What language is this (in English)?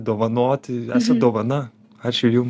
Lithuanian